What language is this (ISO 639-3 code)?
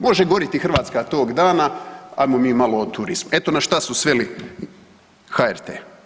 hrv